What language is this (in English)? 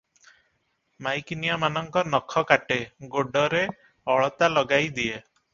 Odia